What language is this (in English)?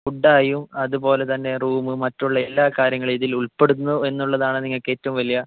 Malayalam